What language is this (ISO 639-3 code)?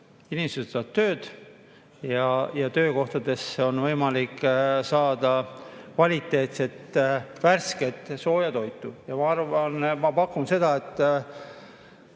est